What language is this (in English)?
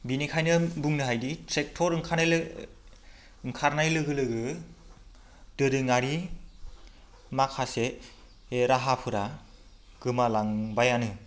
Bodo